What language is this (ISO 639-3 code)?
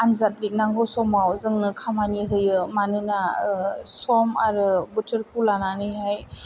brx